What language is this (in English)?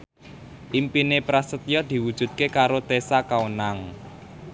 Javanese